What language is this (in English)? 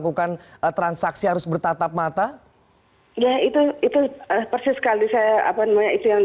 Indonesian